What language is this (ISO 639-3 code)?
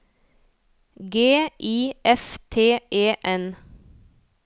nor